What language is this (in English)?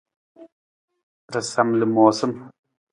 Nawdm